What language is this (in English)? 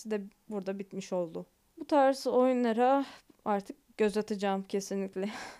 Turkish